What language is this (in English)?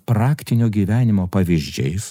Lithuanian